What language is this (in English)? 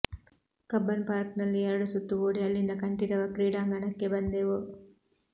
Kannada